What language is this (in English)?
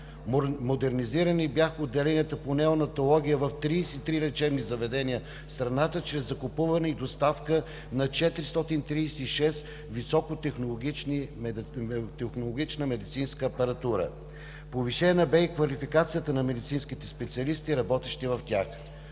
Bulgarian